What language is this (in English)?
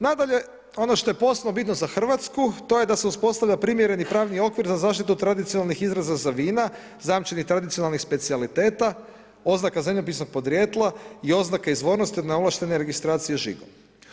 Croatian